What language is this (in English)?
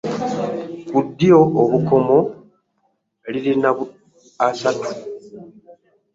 Ganda